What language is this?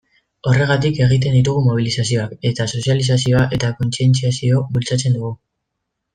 Basque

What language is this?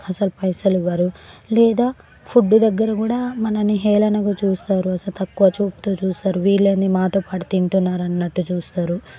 Telugu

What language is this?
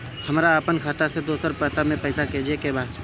Bhojpuri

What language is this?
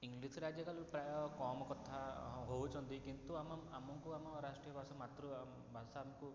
Odia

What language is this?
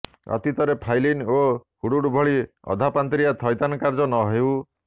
Odia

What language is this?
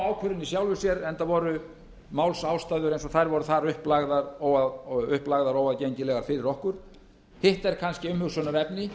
Icelandic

